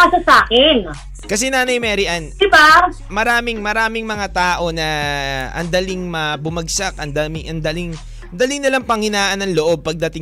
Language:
Filipino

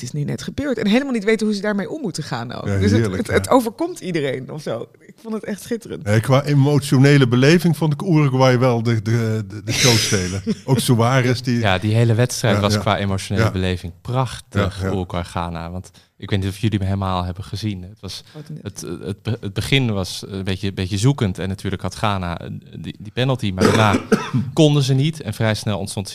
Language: Dutch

